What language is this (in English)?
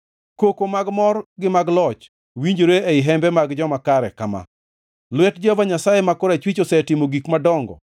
Luo (Kenya and Tanzania)